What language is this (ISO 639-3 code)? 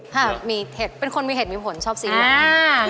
tha